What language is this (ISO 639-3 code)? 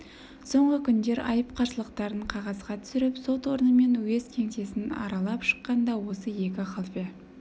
kaz